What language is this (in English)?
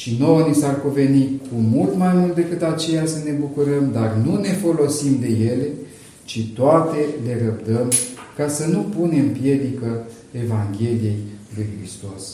Romanian